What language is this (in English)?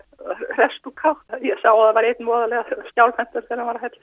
Icelandic